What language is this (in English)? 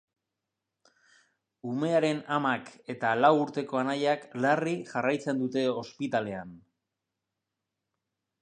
Basque